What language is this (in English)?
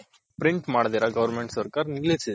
Kannada